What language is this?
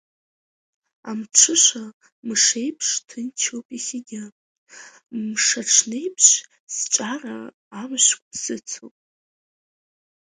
Abkhazian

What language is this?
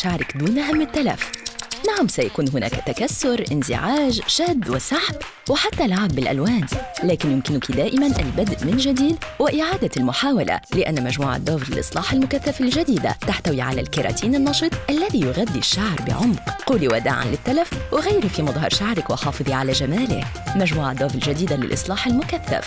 Arabic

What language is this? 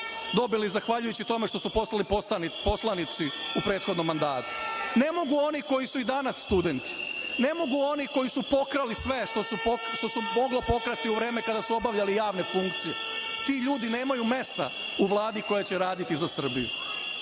Serbian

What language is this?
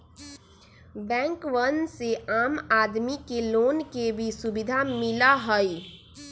Magahi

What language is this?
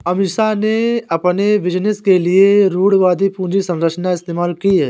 Hindi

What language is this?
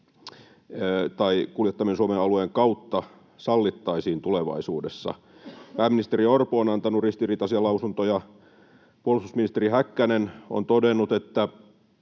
Finnish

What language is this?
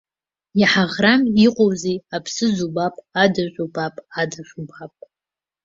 Abkhazian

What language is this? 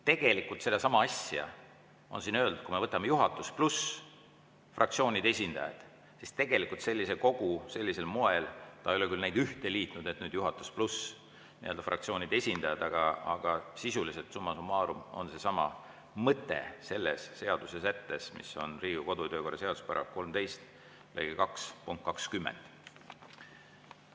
Estonian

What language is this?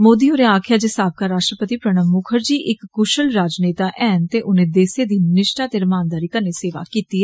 Dogri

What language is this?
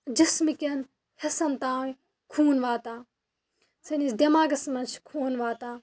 Kashmiri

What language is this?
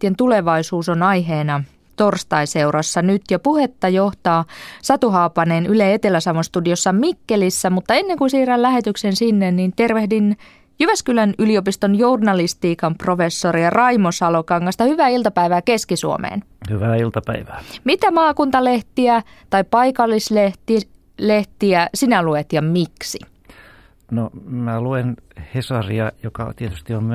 Finnish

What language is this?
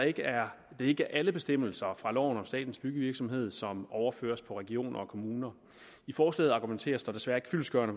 Danish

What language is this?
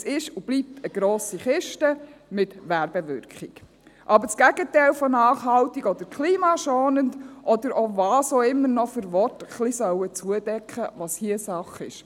Swiss German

